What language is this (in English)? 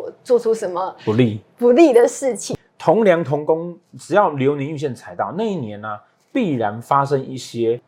Chinese